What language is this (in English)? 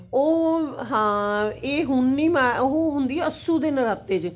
Punjabi